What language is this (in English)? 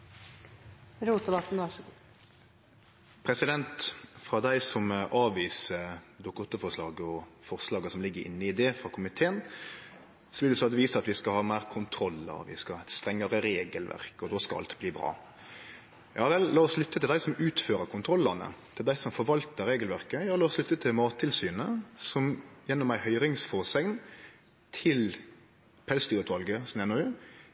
Norwegian